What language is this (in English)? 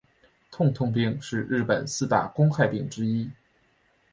Chinese